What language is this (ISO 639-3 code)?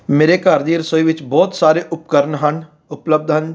pan